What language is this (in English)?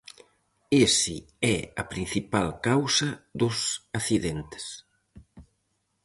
Galician